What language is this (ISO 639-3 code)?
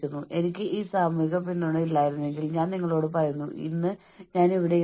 mal